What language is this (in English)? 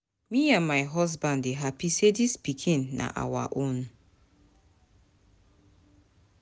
Nigerian Pidgin